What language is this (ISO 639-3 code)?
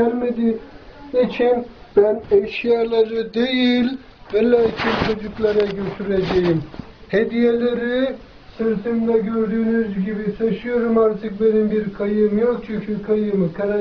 tur